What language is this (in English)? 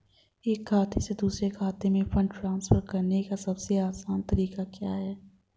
Hindi